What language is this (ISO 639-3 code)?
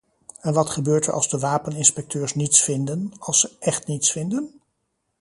nld